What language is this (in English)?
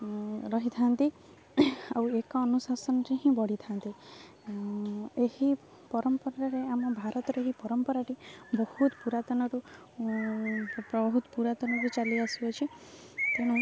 Odia